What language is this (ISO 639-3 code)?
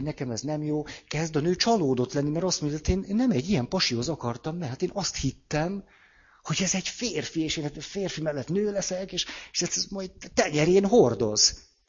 hun